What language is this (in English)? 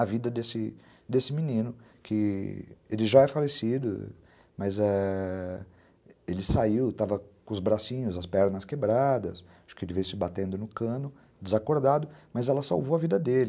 Portuguese